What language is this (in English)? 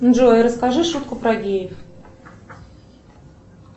Russian